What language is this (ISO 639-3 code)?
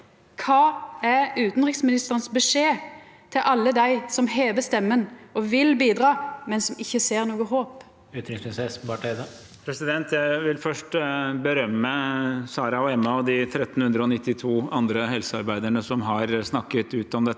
nor